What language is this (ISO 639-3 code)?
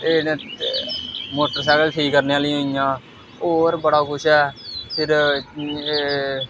doi